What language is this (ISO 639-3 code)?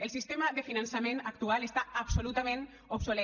cat